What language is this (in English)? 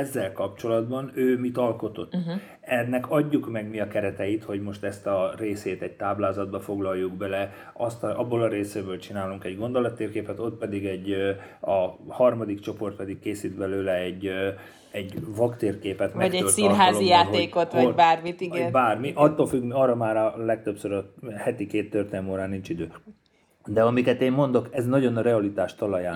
Hungarian